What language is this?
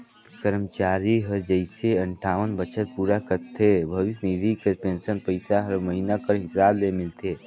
Chhattisgarhi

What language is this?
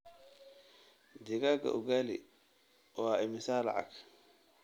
Somali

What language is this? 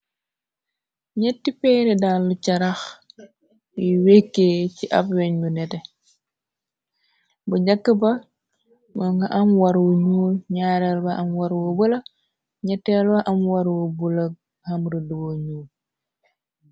Wolof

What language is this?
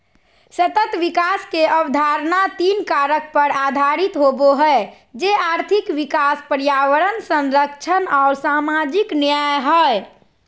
Magahi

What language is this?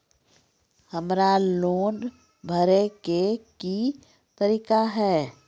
Maithili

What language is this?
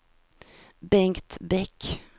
Swedish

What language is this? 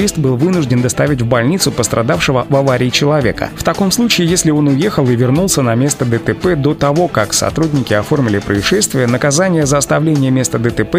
Russian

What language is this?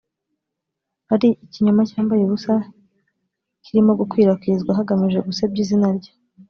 Kinyarwanda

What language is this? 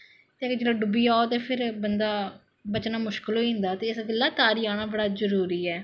Dogri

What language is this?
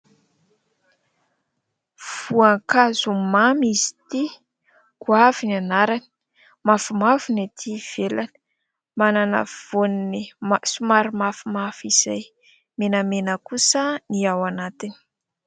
Malagasy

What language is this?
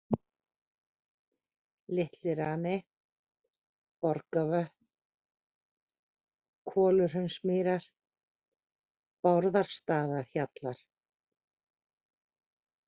Icelandic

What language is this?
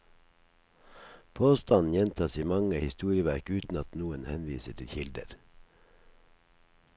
Norwegian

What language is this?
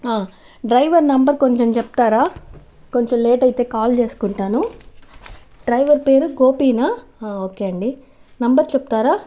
Telugu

